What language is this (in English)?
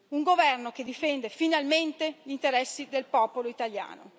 Italian